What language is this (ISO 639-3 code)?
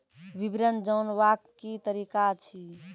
mai